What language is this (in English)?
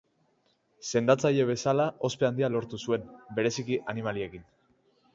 Basque